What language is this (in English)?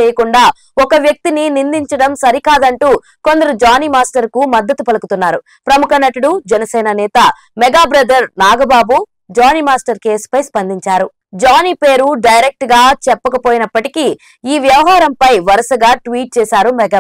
Telugu